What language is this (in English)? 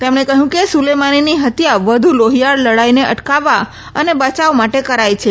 Gujarati